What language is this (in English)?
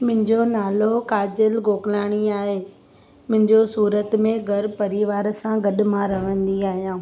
Sindhi